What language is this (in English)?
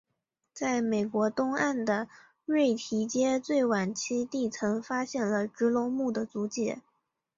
Chinese